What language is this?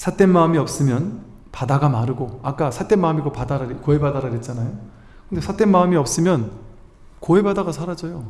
Korean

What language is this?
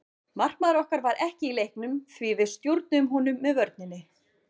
Icelandic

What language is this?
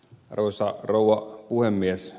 Finnish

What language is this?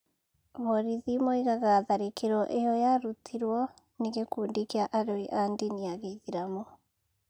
Kikuyu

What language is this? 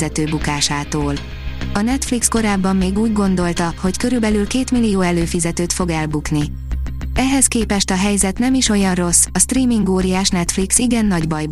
Hungarian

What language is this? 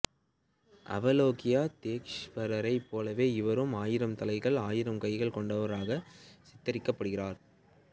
Tamil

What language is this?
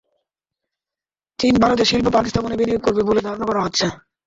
Bangla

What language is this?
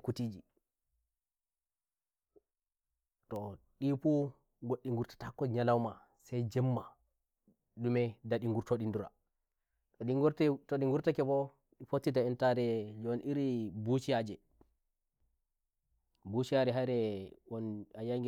Nigerian Fulfulde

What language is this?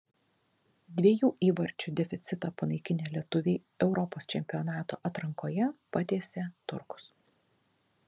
Lithuanian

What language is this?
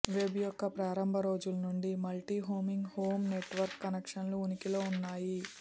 Telugu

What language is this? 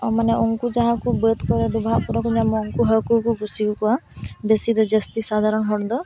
Santali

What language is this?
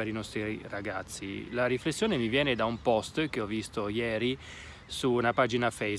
Italian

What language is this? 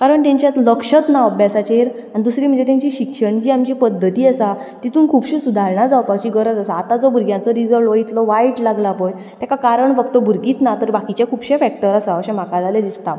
Konkani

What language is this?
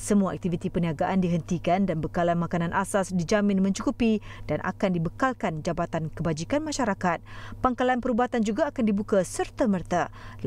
Malay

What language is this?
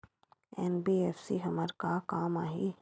Chhattisgarhi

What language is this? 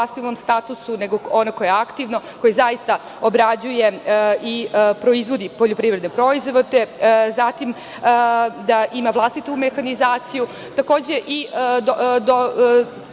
Serbian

